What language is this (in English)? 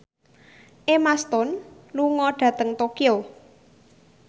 Javanese